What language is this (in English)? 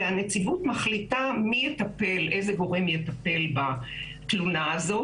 Hebrew